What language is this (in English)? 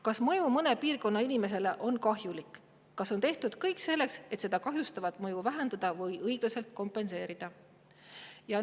Estonian